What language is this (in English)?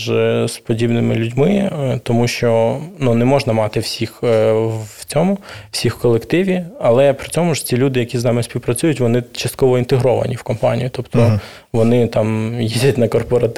Ukrainian